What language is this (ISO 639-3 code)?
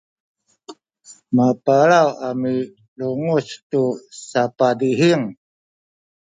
szy